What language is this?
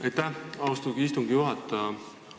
Estonian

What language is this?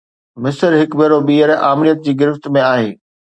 Sindhi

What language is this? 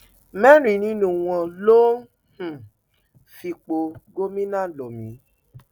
Yoruba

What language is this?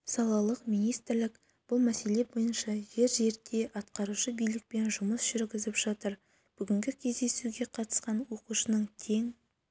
Kazakh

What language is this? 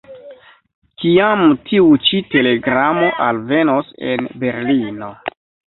Esperanto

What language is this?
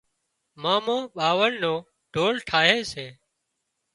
Wadiyara Koli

